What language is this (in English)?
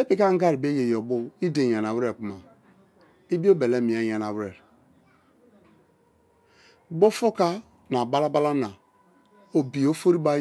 Kalabari